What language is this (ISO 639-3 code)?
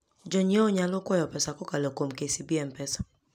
luo